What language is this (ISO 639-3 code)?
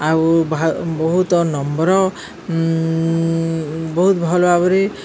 ori